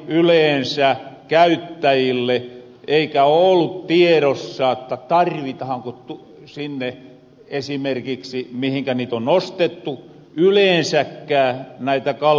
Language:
Finnish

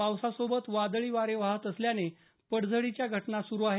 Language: Marathi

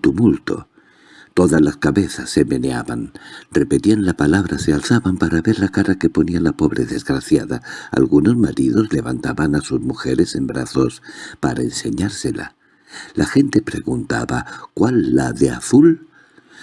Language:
Spanish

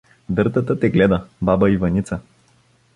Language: Bulgarian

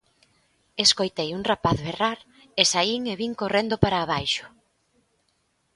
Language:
Galician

